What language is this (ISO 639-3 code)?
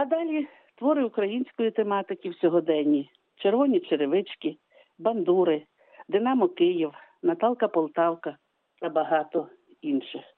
ukr